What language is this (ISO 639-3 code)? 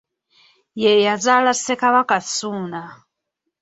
lug